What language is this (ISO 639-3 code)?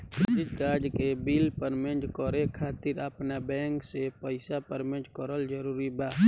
bho